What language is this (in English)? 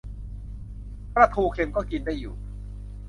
Thai